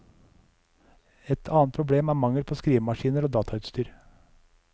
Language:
Norwegian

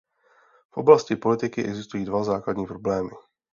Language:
Czech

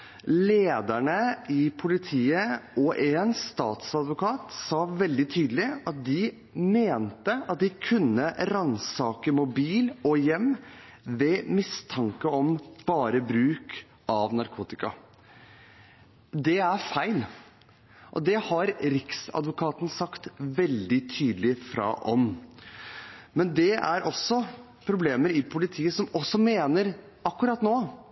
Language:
Norwegian Bokmål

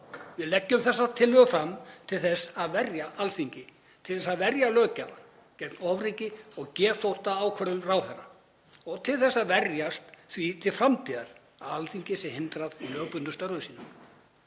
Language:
Icelandic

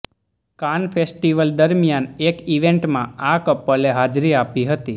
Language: Gujarati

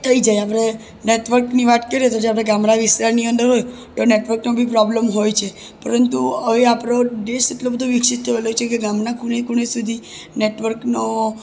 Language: Gujarati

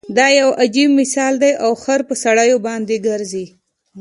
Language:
Pashto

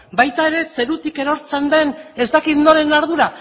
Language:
Basque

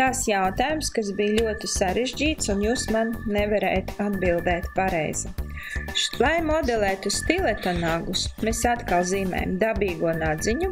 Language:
Latvian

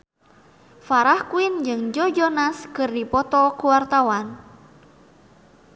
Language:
Sundanese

